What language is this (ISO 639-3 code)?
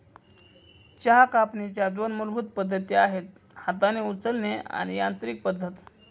mar